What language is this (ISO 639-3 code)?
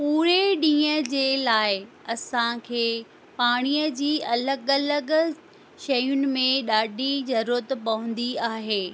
snd